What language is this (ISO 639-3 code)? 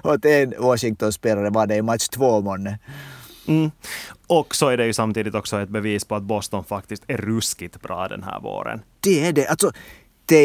swe